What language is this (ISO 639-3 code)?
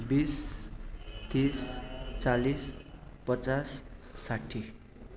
nep